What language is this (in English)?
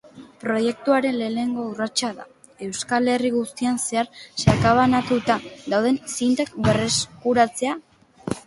Basque